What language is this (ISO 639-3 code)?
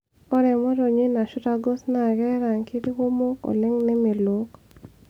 mas